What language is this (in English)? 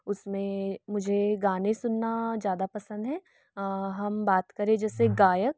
Hindi